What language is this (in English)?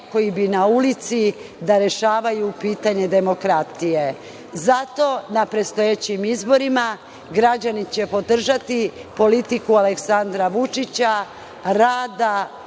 Serbian